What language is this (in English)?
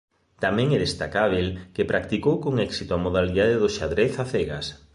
Galician